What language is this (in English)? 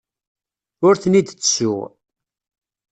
Kabyle